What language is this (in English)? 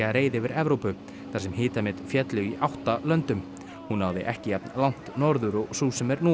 Icelandic